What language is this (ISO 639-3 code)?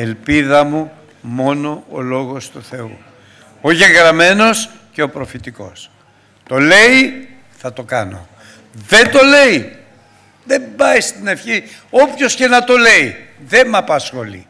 ell